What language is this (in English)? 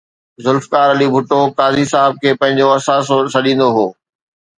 Sindhi